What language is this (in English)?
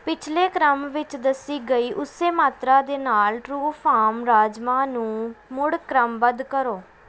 Punjabi